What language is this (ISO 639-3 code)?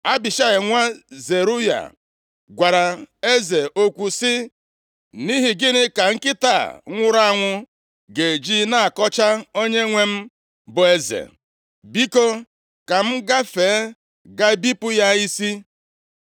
ibo